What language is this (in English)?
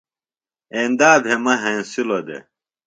Phalura